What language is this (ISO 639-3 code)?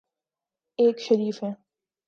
urd